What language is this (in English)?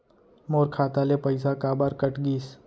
Chhattisgarhi